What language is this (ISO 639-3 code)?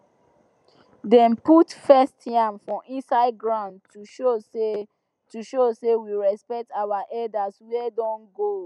pcm